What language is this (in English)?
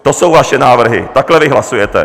Czech